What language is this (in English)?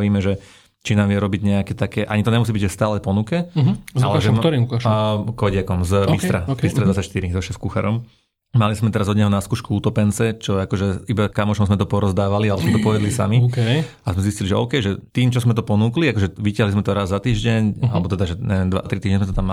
Slovak